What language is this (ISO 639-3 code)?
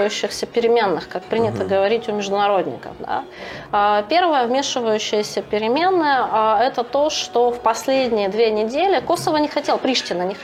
rus